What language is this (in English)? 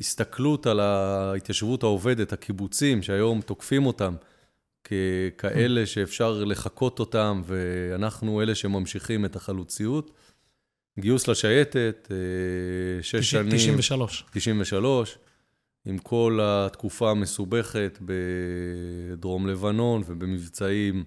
Hebrew